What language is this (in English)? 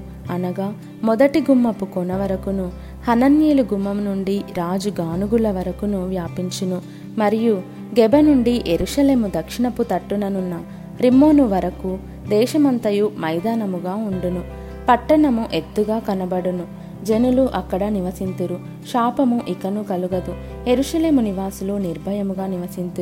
Telugu